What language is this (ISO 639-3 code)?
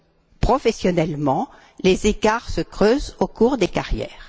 fra